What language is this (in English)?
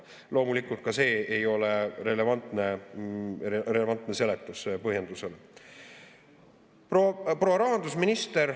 Estonian